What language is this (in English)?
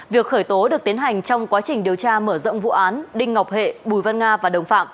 Vietnamese